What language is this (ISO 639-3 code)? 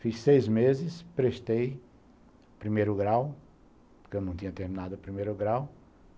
por